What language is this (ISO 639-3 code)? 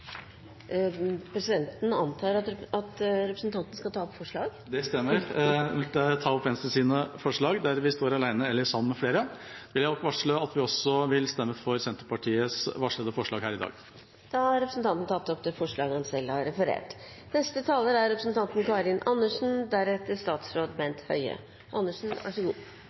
nob